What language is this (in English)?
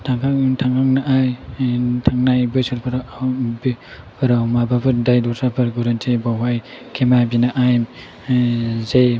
Bodo